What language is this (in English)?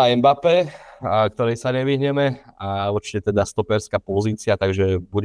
Slovak